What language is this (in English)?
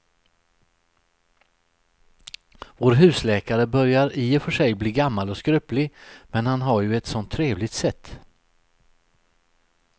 Swedish